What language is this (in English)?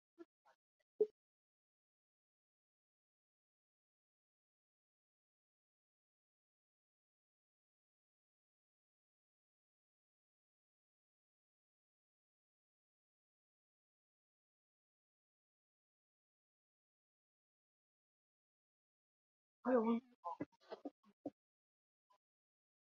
Chinese